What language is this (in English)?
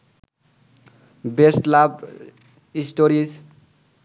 Bangla